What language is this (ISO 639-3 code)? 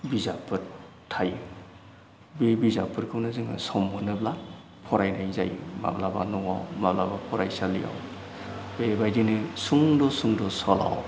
brx